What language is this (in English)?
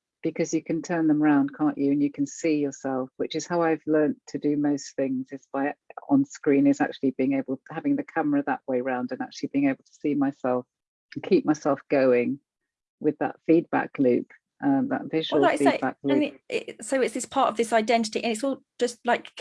English